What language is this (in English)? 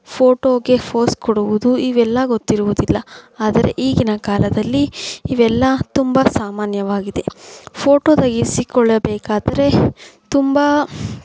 Kannada